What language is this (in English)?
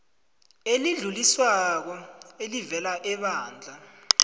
South Ndebele